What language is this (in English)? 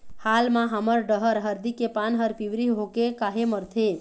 Chhattisgarhi